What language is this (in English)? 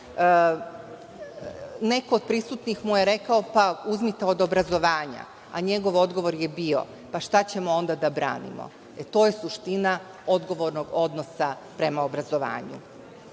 Serbian